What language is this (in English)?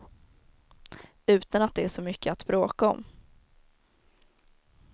Swedish